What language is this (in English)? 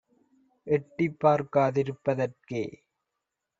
Tamil